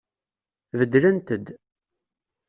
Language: Kabyle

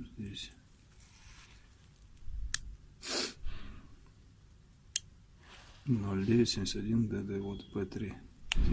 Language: Russian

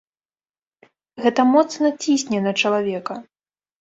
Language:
Belarusian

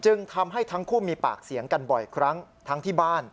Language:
Thai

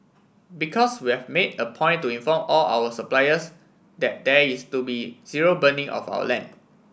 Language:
English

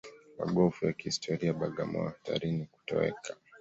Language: Swahili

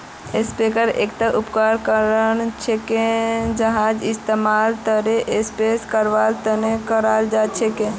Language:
Magahi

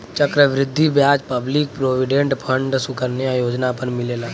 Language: Bhojpuri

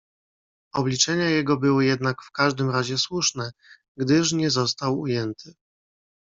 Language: Polish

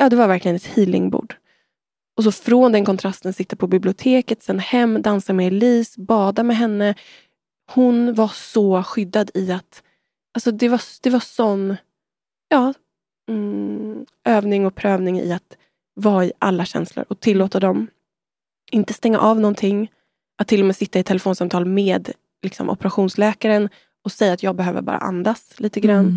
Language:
Swedish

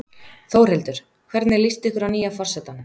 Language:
Icelandic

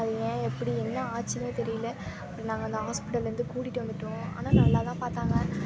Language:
Tamil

